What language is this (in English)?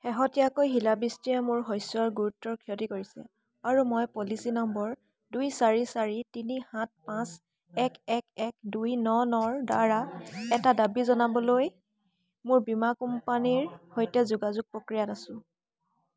Assamese